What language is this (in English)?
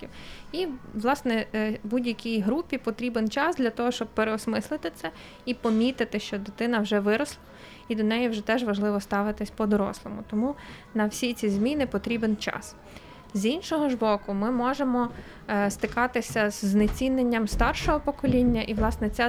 Ukrainian